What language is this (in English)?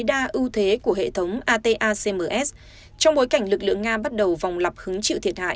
Vietnamese